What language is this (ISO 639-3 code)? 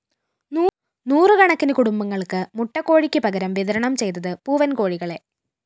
mal